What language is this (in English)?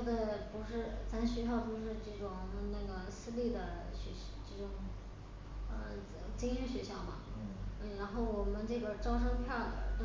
Chinese